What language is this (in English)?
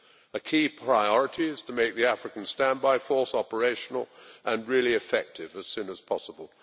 English